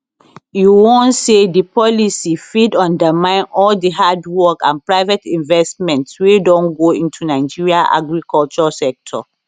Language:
Nigerian Pidgin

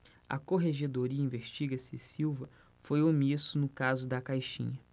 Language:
Portuguese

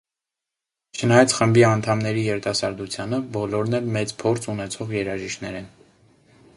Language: Armenian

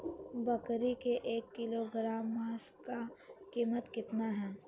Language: Magahi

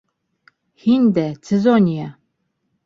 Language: Bashkir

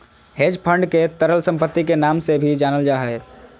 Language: Magahi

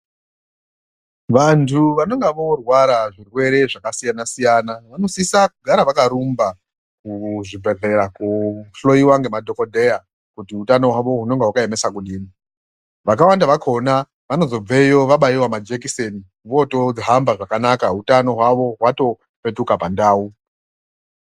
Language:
Ndau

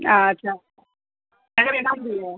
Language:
Hindi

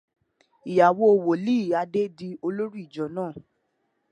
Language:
Yoruba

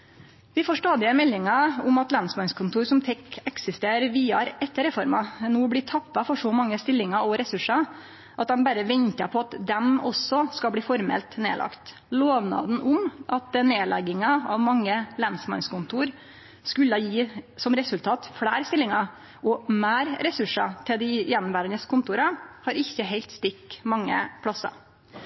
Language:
Norwegian Nynorsk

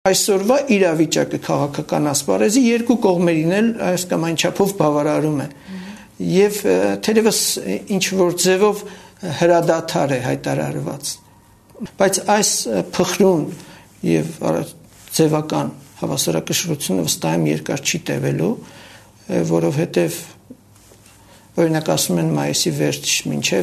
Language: Romanian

